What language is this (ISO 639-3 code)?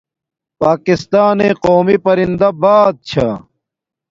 dmk